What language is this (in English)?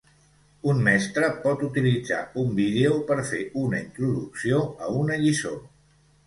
Catalan